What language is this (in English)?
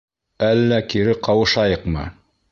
Bashkir